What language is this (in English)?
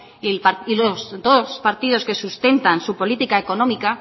Spanish